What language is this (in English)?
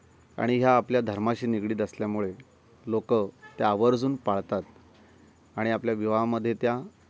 Marathi